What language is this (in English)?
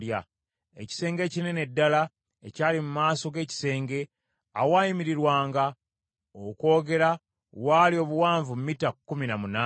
Ganda